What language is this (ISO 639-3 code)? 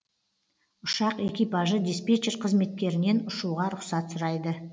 kaz